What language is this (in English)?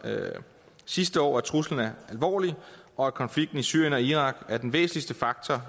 Danish